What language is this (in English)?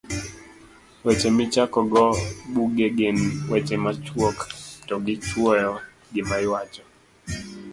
Luo (Kenya and Tanzania)